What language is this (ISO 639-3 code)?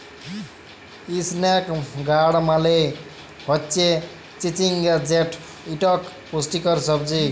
ben